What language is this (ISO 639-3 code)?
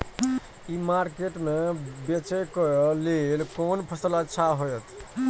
mai